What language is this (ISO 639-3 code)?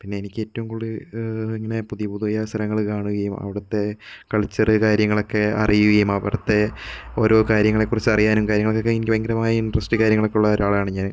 mal